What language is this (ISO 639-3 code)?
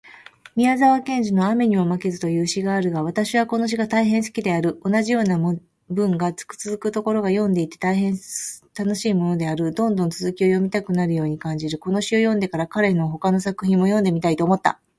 jpn